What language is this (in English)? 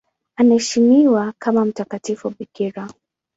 Swahili